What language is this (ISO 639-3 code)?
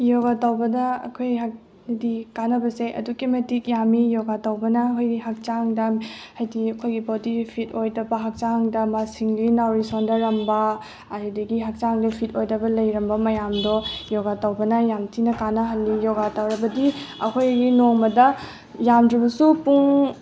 mni